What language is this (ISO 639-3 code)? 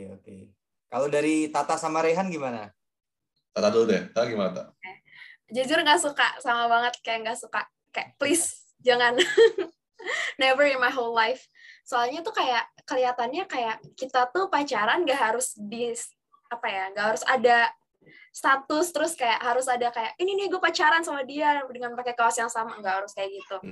ind